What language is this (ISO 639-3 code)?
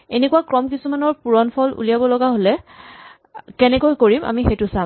asm